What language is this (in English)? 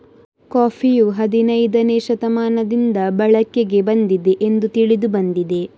Kannada